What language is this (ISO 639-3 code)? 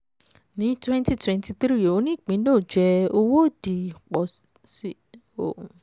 yor